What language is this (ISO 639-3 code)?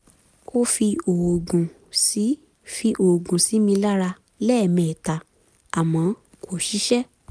yor